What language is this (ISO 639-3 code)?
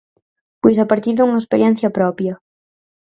glg